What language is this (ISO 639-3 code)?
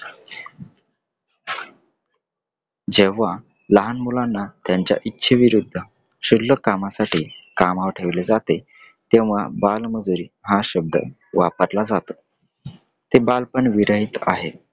mar